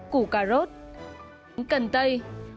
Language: Vietnamese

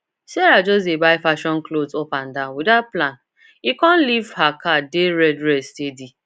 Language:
Nigerian Pidgin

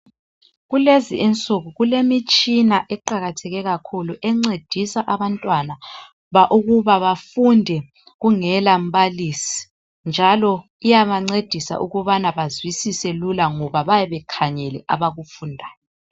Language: North Ndebele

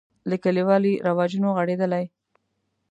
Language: Pashto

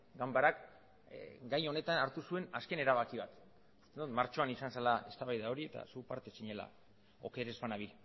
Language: Basque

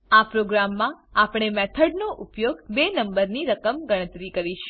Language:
Gujarati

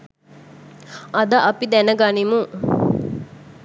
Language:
Sinhala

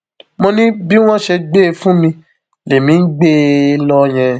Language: Yoruba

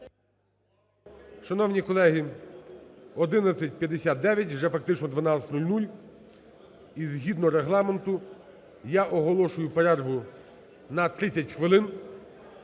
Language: Ukrainian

